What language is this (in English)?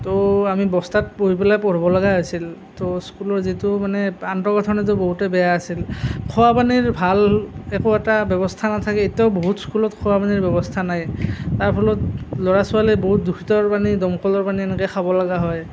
Assamese